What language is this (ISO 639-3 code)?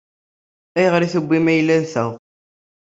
kab